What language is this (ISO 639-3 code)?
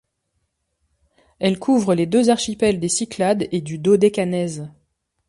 fra